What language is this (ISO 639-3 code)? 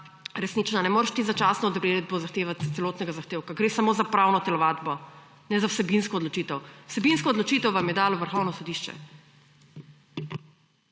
slv